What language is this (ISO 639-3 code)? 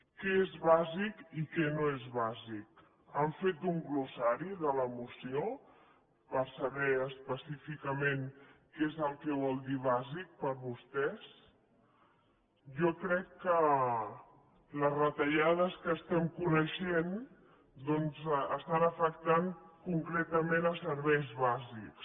cat